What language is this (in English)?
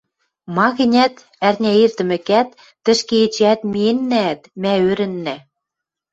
Western Mari